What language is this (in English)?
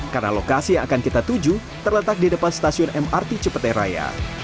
Indonesian